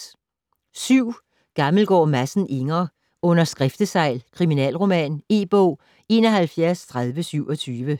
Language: Danish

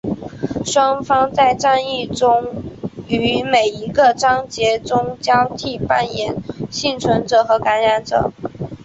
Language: Chinese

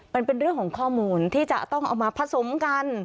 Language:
Thai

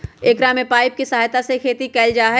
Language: Magahi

